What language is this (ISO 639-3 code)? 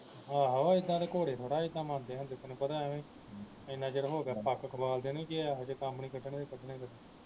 pan